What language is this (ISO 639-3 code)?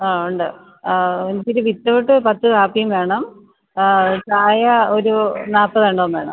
mal